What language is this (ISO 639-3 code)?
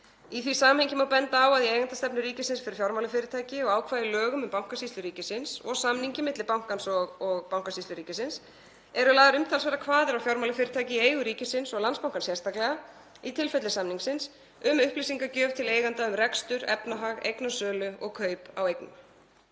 isl